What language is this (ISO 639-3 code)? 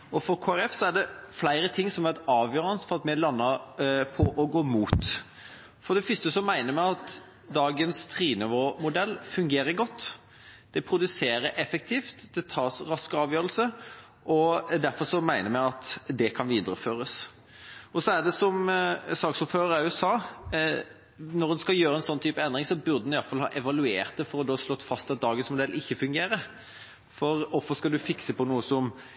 nob